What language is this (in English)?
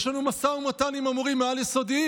Hebrew